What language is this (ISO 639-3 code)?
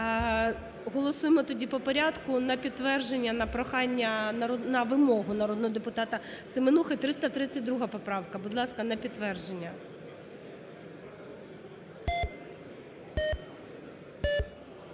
ukr